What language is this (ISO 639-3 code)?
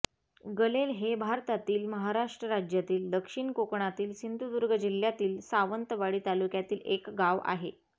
mar